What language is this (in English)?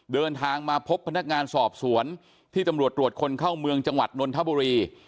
Thai